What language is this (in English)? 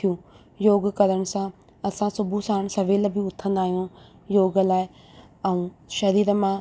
Sindhi